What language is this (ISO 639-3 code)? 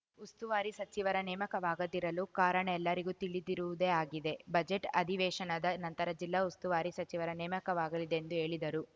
kan